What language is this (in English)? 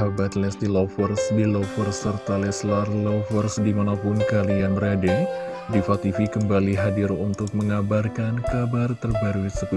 Indonesian